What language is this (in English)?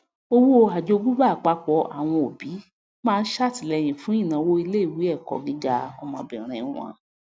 Yoruba